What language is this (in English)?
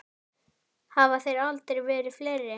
Icelandic